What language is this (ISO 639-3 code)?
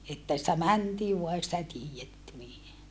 fin